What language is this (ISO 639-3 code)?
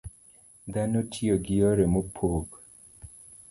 luo